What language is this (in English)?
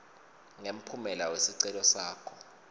Swati